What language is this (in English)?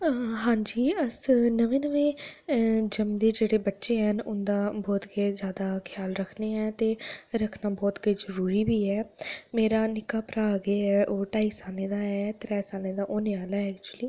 Dogri